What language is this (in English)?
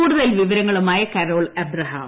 Malayalam